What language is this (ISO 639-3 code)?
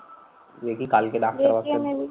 ben